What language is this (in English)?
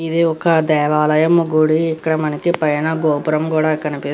Telugu